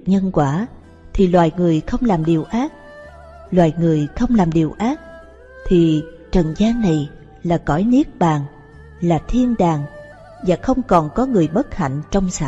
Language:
Vietnamese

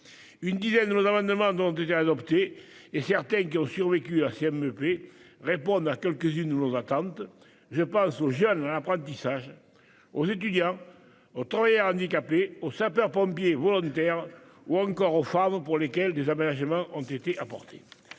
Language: French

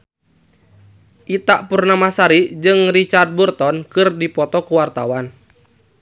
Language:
Sundanese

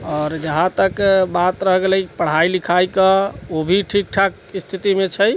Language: Maithili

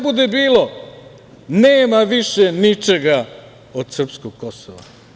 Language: Serbian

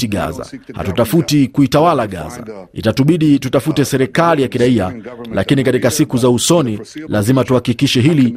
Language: Swahili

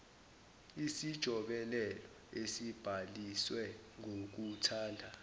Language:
Zulu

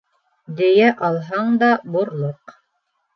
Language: Bashkir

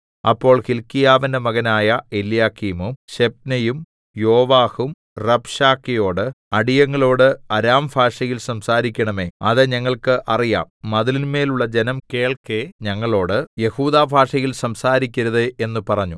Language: Malayalam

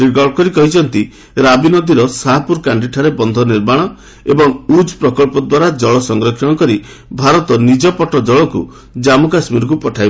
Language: Odia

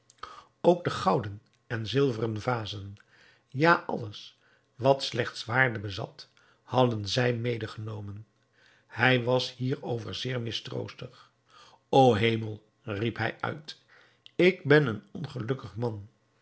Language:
Dutch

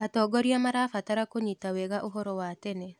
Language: Kikuyu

